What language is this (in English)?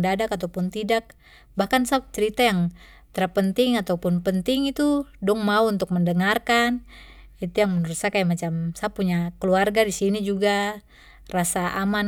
Papuan Malay